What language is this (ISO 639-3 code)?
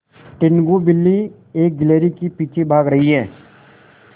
hin